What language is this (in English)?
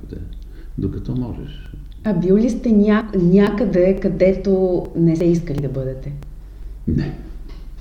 Bulgarian